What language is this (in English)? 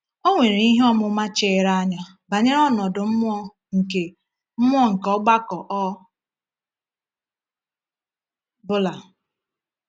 Igbo